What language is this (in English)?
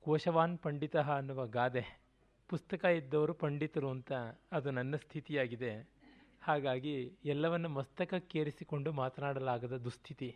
Kannada